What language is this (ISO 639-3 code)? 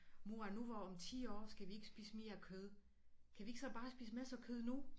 dan